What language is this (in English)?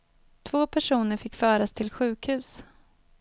Swedish